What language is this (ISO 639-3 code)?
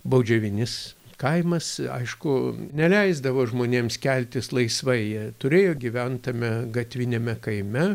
lit